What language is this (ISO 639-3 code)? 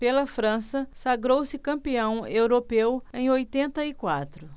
por